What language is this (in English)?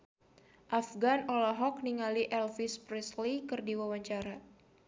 Sundanese